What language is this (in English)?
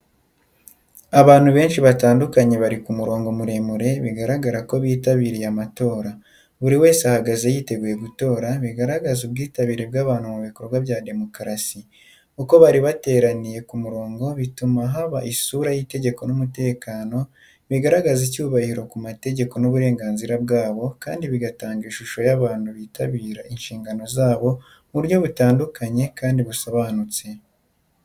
Kinyarwanda